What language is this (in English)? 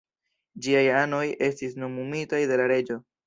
Esperanto